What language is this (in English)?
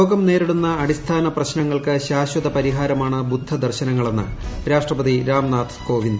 Malayalam